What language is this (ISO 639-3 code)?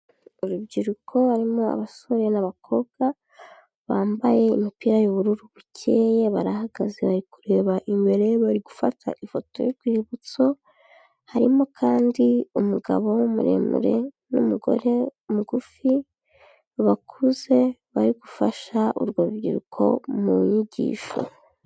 kin